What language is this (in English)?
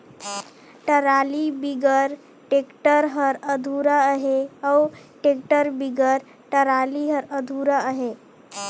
Chhattisgarhi